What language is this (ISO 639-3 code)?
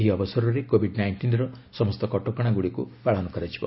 ori